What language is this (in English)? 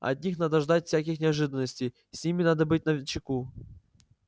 Russian